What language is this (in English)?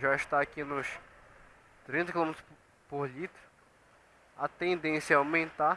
Portuguese